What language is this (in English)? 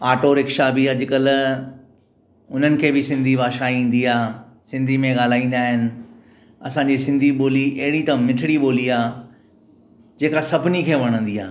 Sindhi